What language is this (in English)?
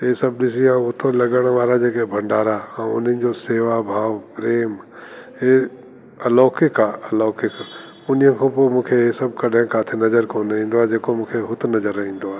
Sindhi